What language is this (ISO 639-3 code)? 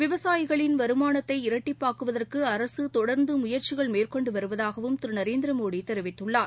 tam